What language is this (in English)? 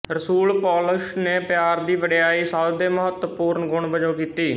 Punjabi